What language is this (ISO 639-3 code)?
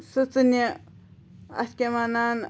kas